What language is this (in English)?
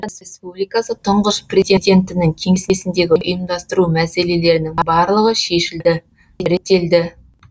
Kazakh